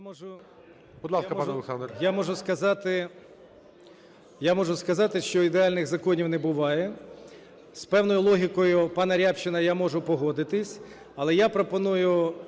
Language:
Ukrainian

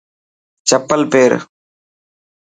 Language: Dhatki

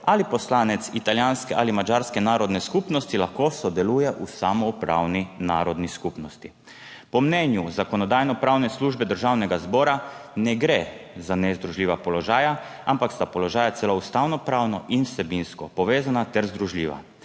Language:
Slovenian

